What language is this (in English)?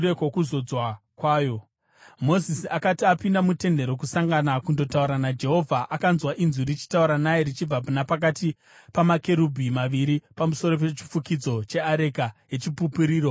Shona